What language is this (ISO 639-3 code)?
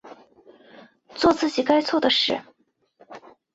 zho